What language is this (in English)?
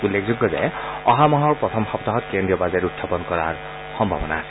Assamese